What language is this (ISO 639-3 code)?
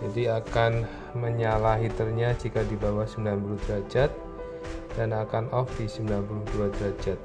ind